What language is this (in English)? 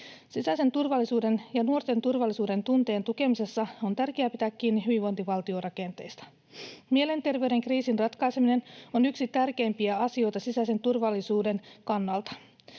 Finnish